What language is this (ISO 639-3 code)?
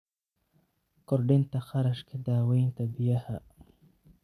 som